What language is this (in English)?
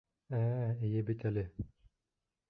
Bashkir